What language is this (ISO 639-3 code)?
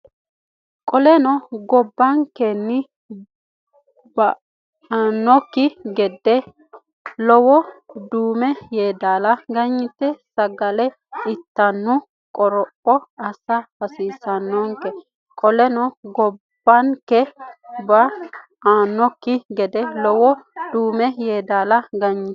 sid